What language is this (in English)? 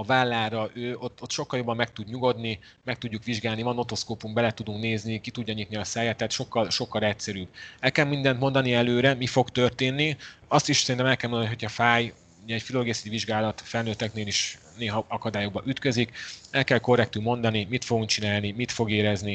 Hungarian